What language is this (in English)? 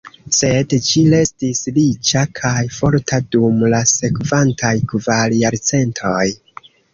Esperanto